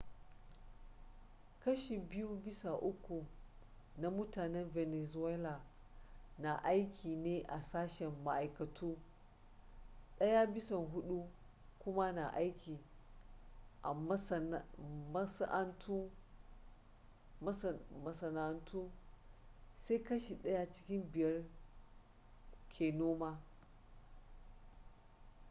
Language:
Hausa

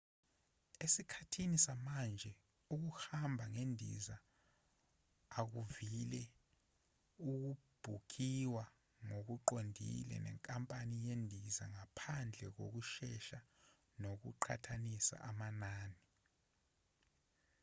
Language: Zulu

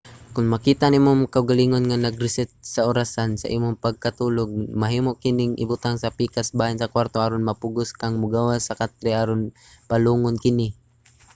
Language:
Cebuano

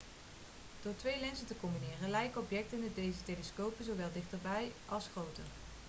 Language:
Dutch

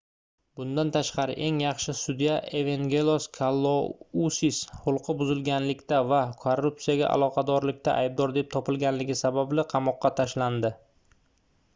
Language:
Uzbek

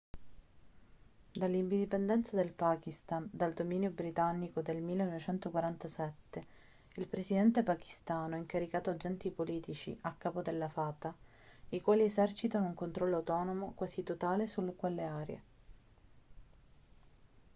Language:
Italian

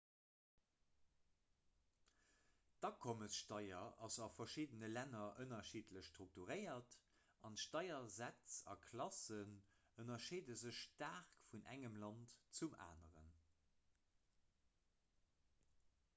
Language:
Luxembourgish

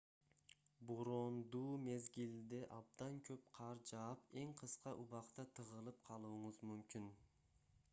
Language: Kyrgyz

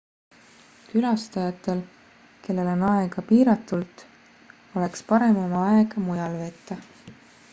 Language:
Estonian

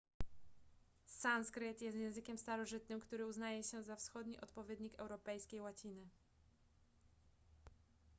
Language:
Polish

